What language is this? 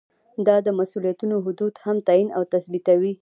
Pashto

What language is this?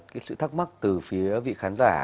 Vietnamese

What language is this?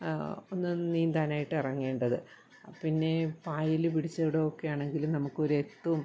Malayalam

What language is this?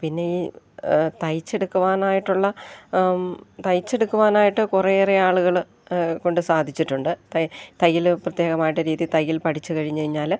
Malayalam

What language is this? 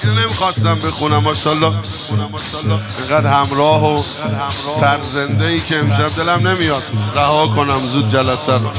Persian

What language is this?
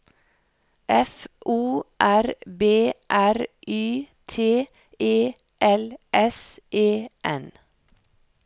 Norwegian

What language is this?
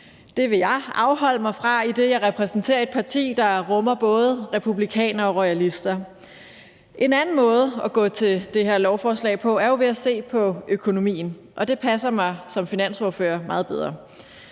Danish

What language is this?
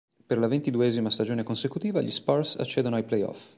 Italian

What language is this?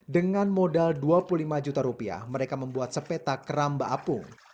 Indonesian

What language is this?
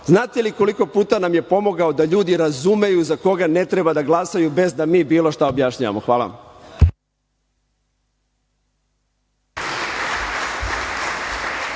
Serbian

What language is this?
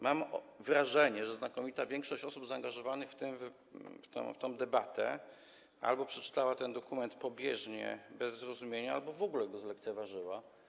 Polish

